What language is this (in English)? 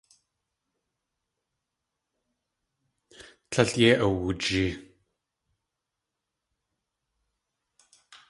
Tlingit